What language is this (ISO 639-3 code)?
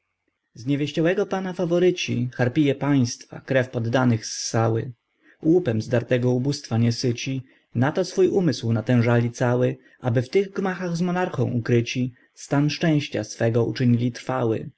pol